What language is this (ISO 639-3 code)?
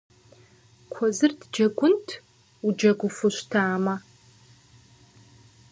kbd